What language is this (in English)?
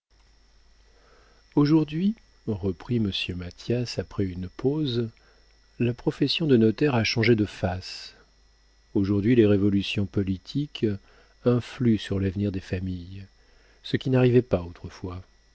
French